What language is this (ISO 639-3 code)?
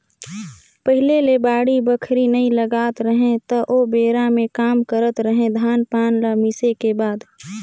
hne